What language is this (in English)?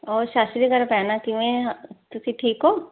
Punjabi